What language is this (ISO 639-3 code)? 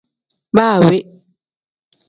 kdh